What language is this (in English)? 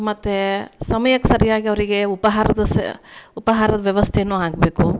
Kannada